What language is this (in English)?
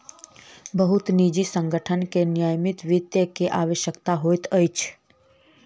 Maithili